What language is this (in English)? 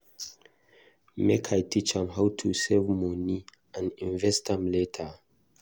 Nigerian Pidgin